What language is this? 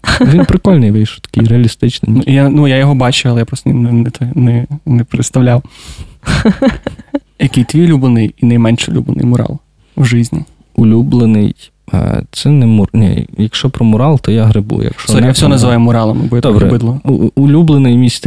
Ukrainian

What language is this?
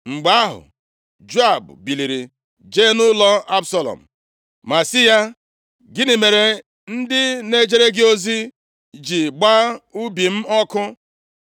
Igbo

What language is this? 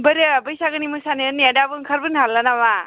Bodo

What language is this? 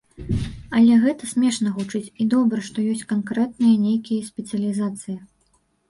Belarusian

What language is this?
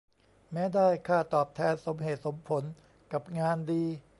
Thai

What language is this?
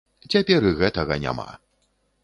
Belarusian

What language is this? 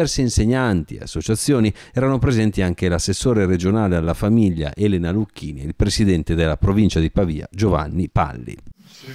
Italian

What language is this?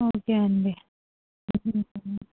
Telugu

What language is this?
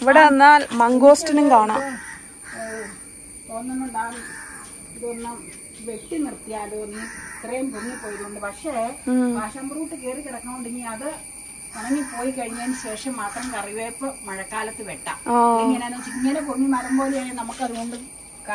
Malayalam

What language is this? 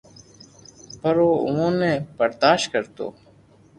Loarki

